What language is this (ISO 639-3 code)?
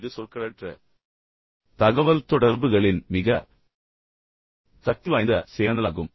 tam